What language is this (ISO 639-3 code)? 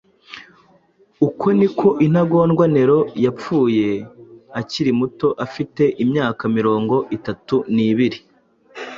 kin